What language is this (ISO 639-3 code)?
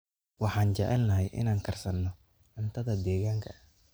som